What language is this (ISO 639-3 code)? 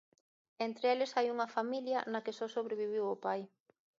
glg